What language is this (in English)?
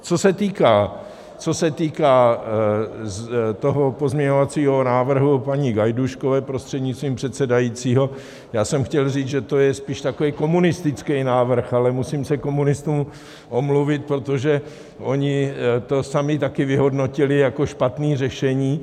Czech